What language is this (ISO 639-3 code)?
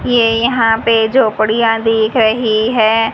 hin